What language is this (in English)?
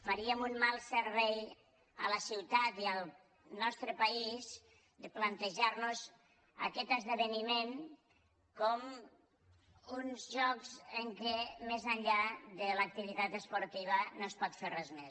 Catalan